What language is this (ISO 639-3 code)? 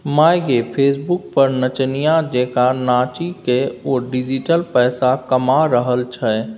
mai